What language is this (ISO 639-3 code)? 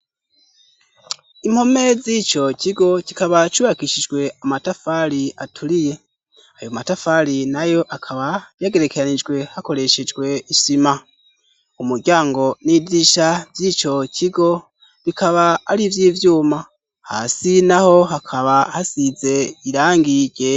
run